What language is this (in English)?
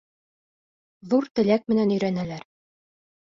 Bashkir